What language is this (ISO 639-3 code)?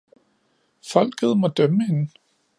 dan